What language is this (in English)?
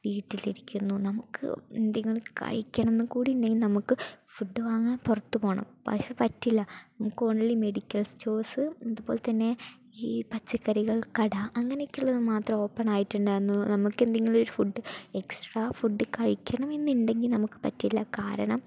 Malayalam